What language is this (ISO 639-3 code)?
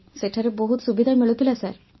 ori